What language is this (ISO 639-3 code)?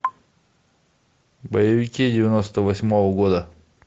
rus